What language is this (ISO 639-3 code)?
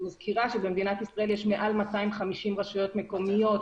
heb